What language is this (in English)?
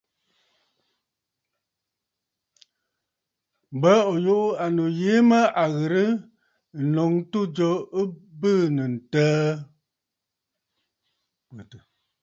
Bafut